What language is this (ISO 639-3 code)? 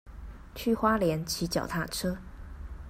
zho